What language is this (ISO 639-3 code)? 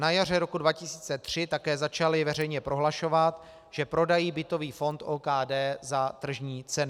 ces